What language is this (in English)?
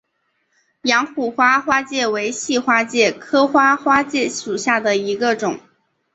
Chinese